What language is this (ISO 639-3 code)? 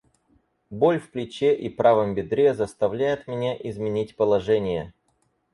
rus